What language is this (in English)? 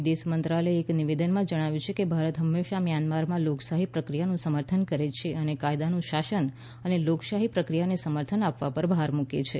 Gujarati